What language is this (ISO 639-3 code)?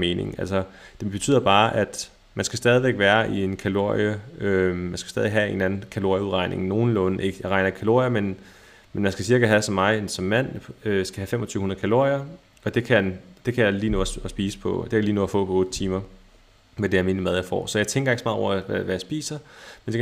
dan